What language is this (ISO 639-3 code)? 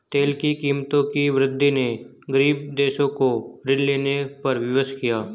hin